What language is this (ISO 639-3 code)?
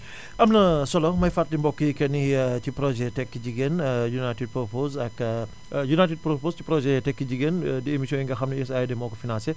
wol